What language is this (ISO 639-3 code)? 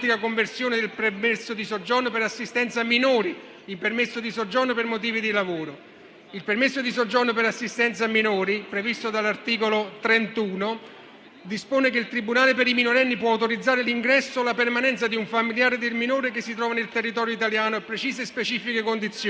ita